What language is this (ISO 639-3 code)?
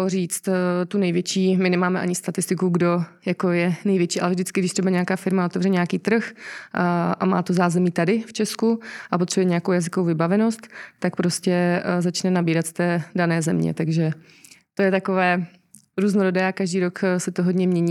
ces